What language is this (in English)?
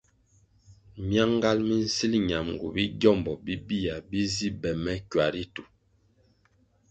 Kwasio